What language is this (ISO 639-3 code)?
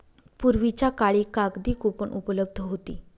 mar